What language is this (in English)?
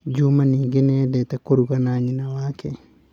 Kikuyu